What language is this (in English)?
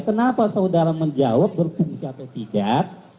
Indonesian